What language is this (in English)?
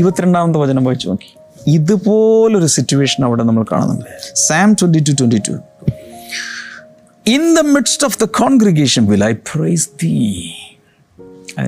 Malayalam